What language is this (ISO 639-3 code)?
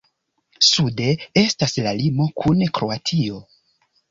epo